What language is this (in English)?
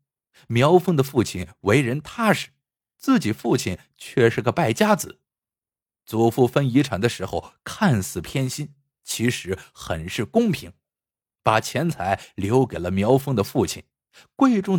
Chinese